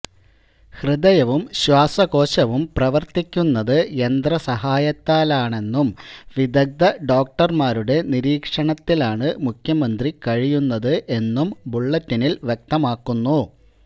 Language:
Malayalam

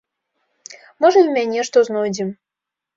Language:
Belarusian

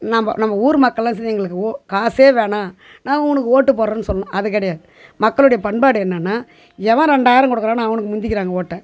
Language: Tamil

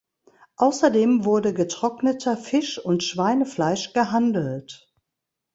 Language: German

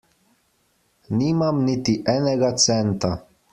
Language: Slovenian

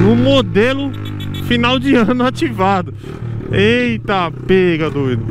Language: Portuguese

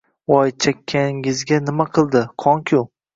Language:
Uzbek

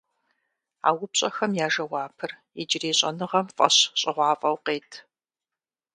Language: Kabardian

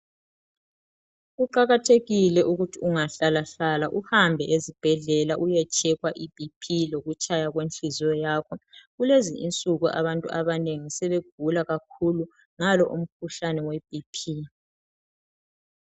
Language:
North Ndebele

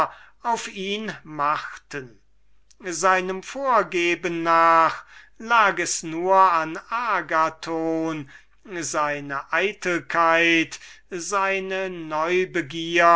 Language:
German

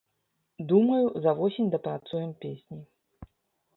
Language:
Belarusian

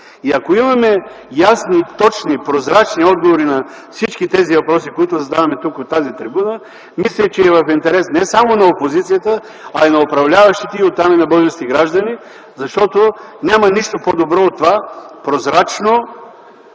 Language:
Bulgarian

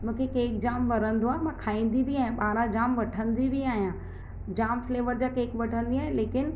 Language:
Sindhi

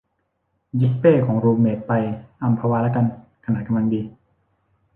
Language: Thai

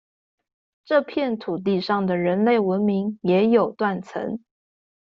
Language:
Chinese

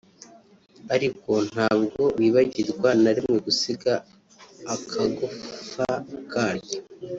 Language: Kinyarwanda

